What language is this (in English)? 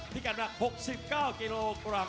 Thai